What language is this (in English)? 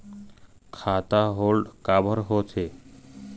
Chhattisgarhi